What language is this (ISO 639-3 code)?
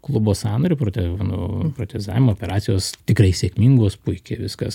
lit